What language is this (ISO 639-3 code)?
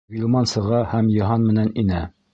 bak